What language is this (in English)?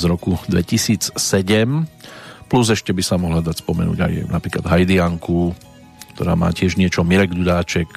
Slovak